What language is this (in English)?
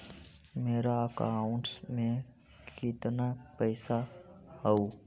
Magahi